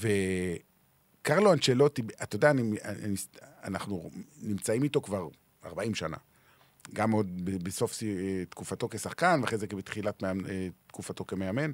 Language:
Hebrew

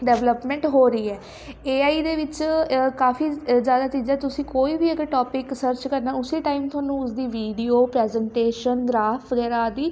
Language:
Punjabi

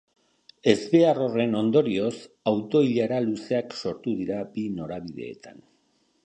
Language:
Basque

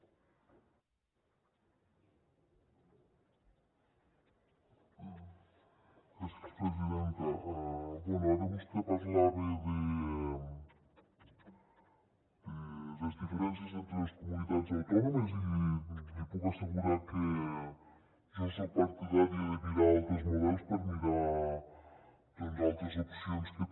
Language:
Catalan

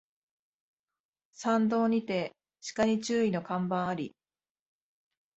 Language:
Japanese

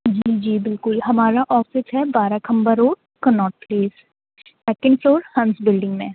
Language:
Urdu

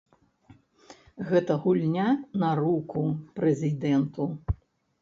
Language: Belarusian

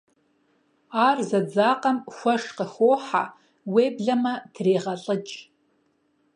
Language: Kabardian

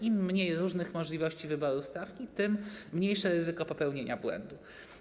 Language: Polish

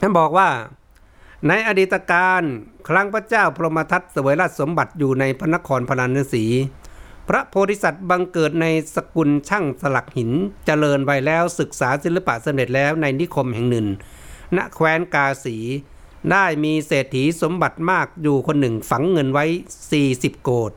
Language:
Thai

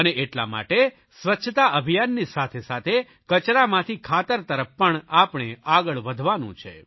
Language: Gujarati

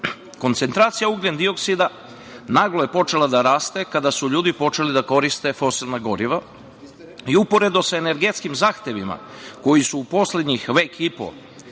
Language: Serbian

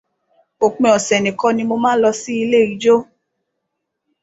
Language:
Yoruba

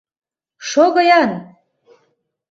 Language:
Mari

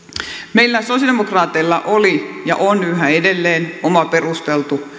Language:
Finnish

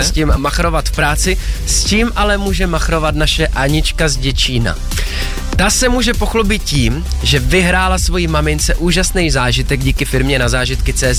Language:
Czech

